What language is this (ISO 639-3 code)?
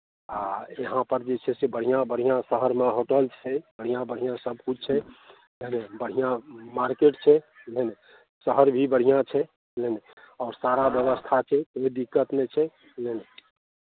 mai